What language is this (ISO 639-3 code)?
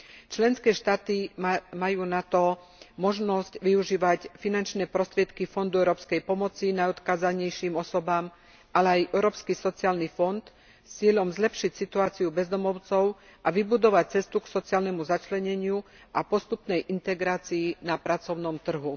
slk